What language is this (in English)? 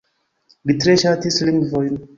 Esperanto